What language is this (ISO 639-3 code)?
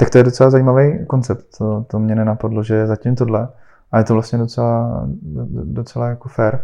ces